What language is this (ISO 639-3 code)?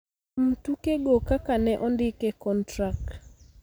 luo